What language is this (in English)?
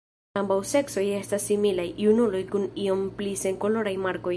Esperanto